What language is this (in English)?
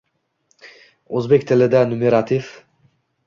Uzbek